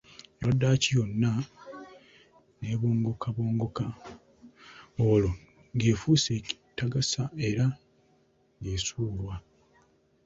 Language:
Ganda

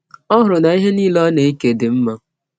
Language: Igbo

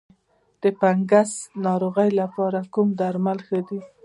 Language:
Pashto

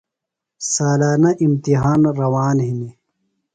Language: Phalura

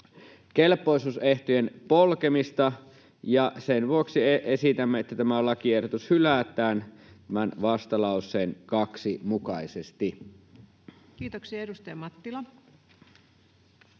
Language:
Finnish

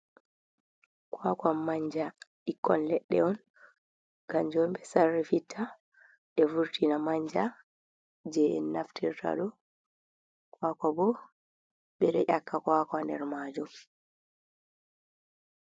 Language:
Fula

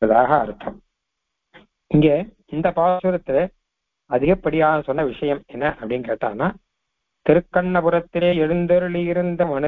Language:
Arabic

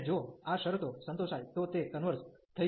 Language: Gujarati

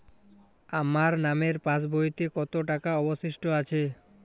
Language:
Bangla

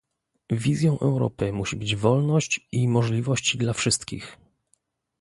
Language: Polish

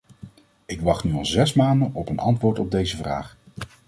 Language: Dutch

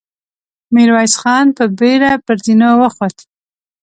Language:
Pashto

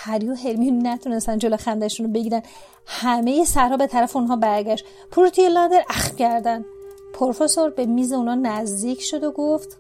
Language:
Persian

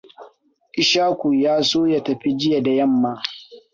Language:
Hausa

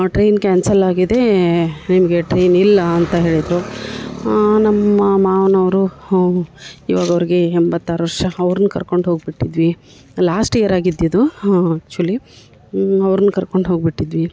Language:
Kannada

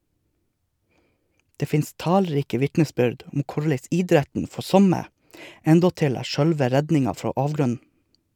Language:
Norwegian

